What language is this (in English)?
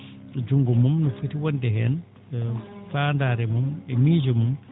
Fula